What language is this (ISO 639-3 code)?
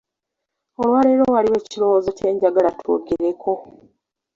lug